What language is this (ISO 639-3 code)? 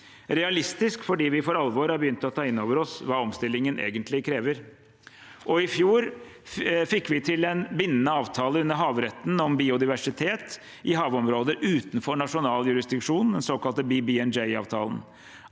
nor